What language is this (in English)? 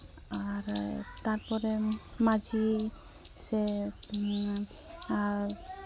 Santali